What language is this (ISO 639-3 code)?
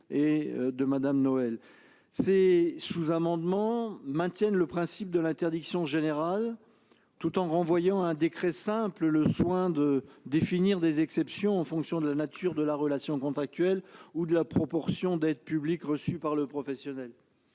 fra